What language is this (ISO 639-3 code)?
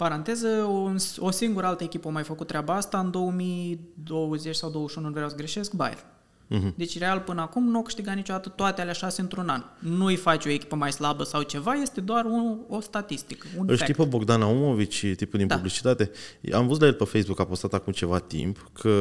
ron